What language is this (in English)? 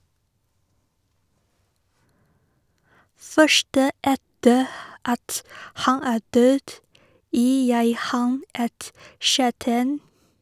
Norwegian